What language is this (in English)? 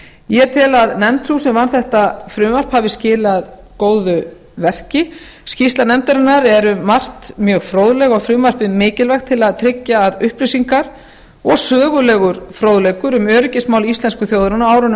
Icelandic